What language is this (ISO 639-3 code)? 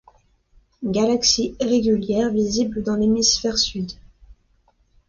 fra